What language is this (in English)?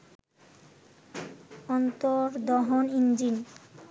Bangla